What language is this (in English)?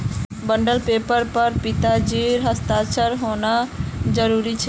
Magahi